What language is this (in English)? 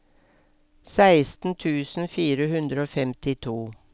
Norwegian